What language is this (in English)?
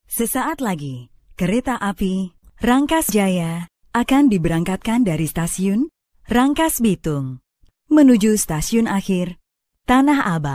Indonesian